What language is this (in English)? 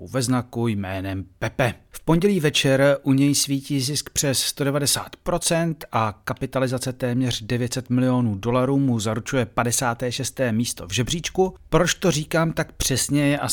Czech